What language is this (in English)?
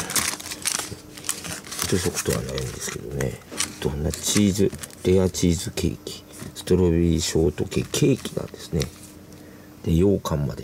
Japanese